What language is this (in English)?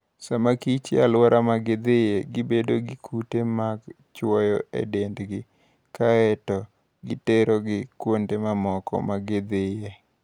Luo (Kenya and Tanzania)